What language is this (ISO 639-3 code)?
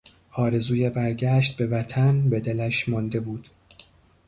fas